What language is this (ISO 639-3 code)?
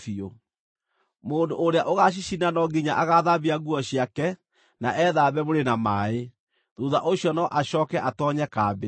kik